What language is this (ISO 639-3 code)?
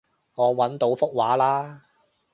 yue